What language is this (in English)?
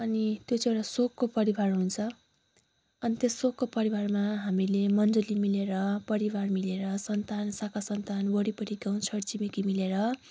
Nepali